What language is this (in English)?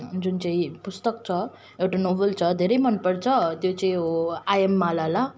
Nepali